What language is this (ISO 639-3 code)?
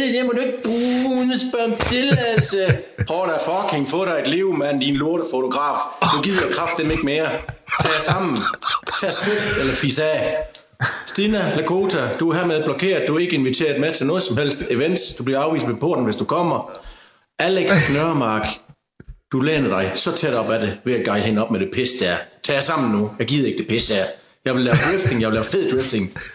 dan